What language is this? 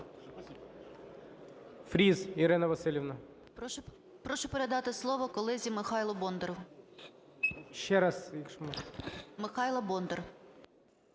Ukrainian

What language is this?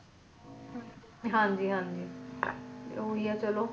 Punjabi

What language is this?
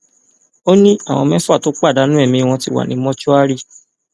Yoruba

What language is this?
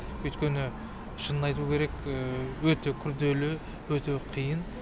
Kazakh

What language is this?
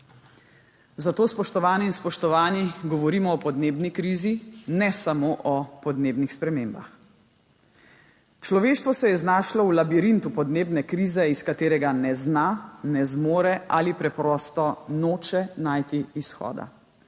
Slovenian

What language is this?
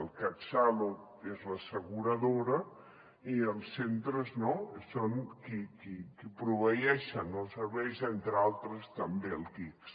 Catalan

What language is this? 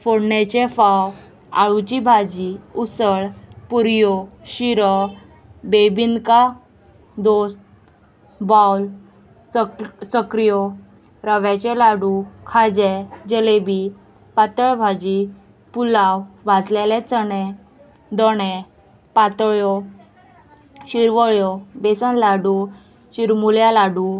Konkani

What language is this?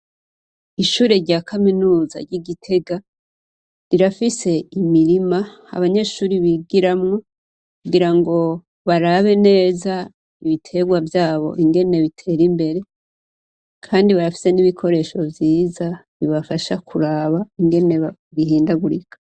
Rundi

